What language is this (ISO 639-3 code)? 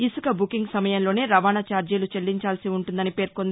tel